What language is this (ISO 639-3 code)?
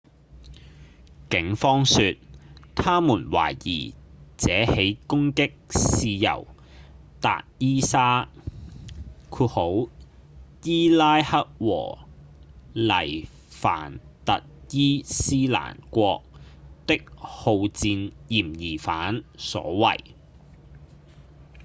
yue